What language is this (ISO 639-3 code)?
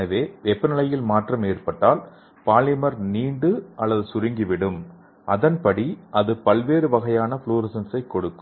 tam